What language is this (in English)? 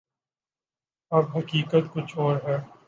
Urdu